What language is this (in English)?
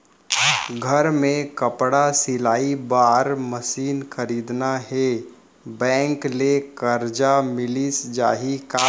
Chhattisgarhi